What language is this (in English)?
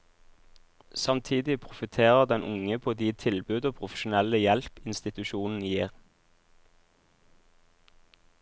Norwegian